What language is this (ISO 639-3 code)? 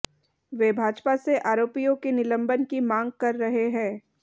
hin